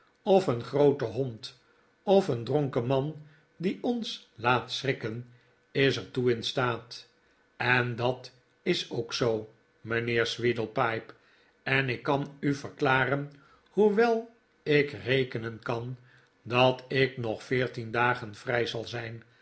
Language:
Dutch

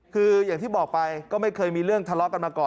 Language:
Thai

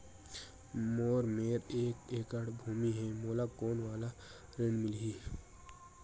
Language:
Chhattisgarhi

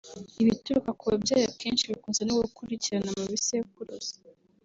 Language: Kinyarwanda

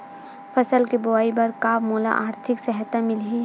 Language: Chhattisgarhi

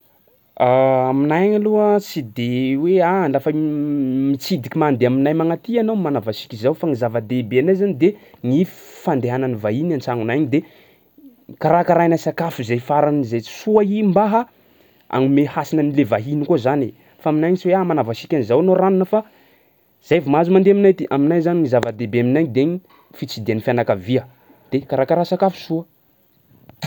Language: Sakalava Malagasy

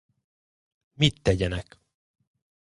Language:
Hungarian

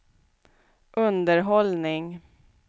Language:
Swedish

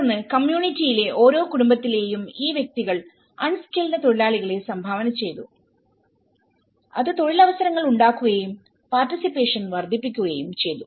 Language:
Malayalam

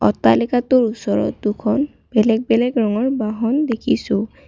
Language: Assamese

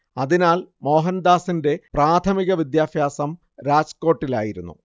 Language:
Malayalam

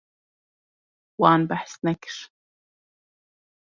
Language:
Kurdish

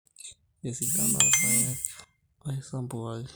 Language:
Masai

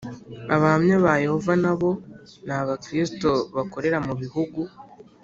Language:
Kinyarwanda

